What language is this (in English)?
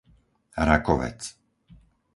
Slovak